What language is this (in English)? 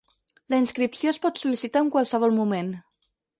Catalan